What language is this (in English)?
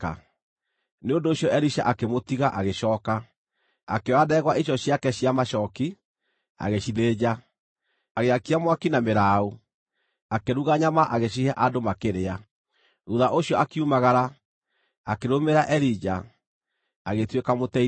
Kikuyu